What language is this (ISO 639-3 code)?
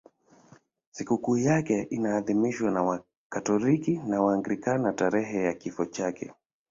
swa